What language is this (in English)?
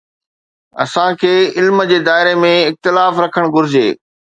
Sindhi